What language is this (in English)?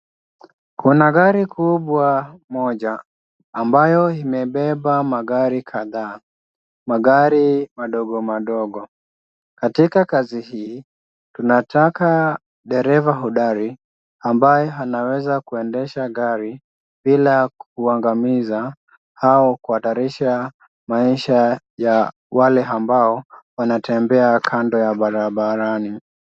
Swahili